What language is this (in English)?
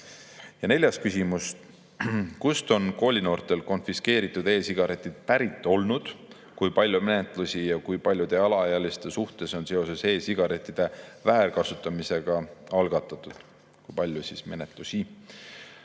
Estonian